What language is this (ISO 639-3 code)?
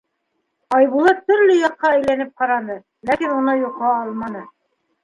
bak